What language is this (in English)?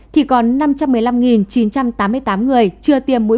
Vietnamese